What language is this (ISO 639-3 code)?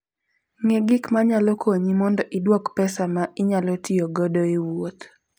luo